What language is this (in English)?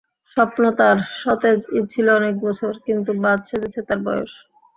Bangla